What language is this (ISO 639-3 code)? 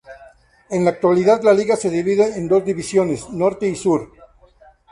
spa